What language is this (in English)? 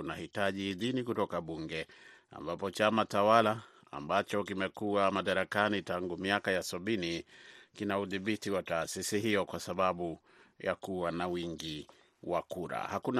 Swahili